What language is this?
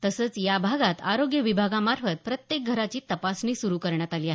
Marathi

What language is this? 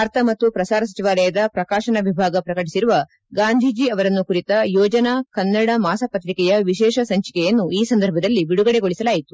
Kannada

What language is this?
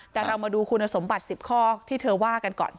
Thai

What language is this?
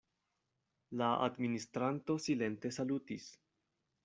Esperanto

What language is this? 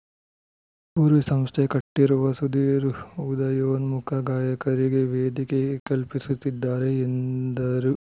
Kannada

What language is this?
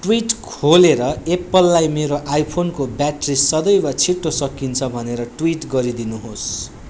Nepali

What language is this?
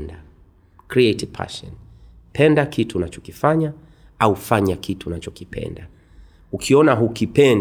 Swahili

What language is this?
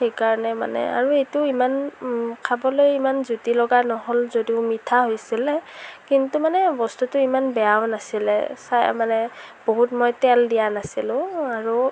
Assamese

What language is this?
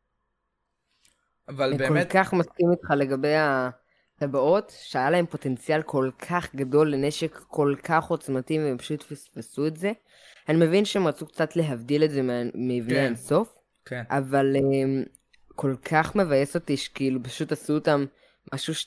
Hebrew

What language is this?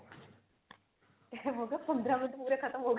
Punjabi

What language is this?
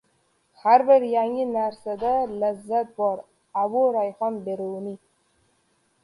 Uzbek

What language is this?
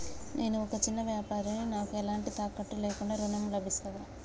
Telugu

